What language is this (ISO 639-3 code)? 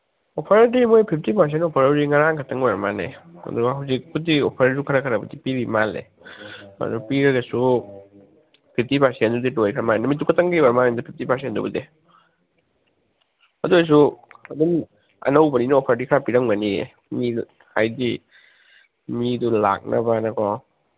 mni